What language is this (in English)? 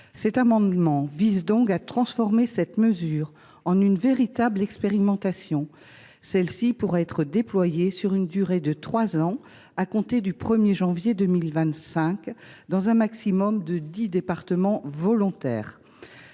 French